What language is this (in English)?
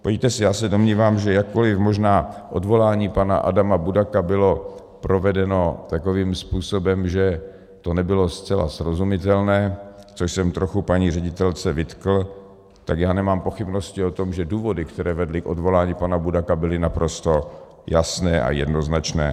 Czech